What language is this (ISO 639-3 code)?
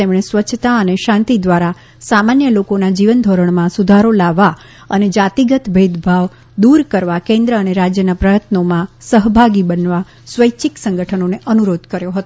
guj